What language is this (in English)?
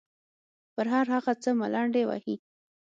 Pashto